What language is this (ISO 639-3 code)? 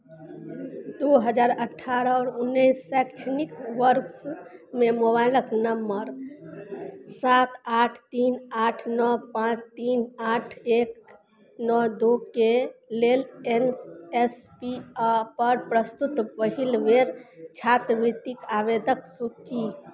mai